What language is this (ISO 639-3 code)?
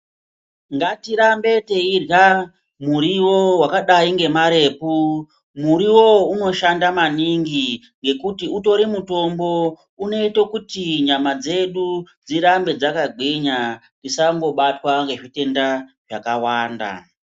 ndc